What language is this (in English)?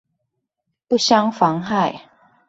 Chinese